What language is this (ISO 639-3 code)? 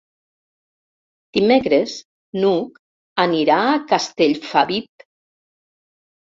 cat